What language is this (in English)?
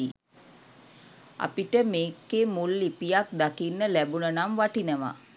Sinhala